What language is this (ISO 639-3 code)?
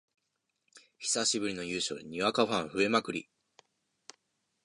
jpn